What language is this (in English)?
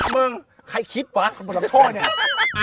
Thai